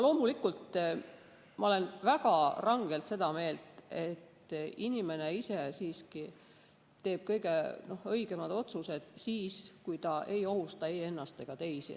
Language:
Estonian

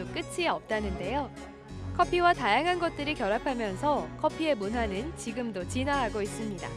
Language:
Korean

